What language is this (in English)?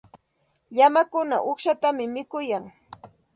Santa Ana de Tusi Pasco Quechua